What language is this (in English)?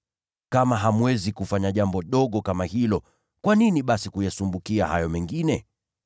Swahili